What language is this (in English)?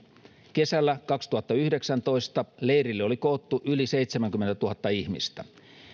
Finnish